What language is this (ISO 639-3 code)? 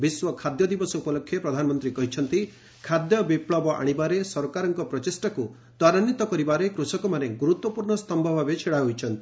ori